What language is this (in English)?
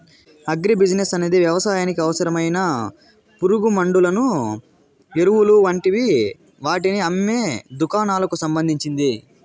Telugu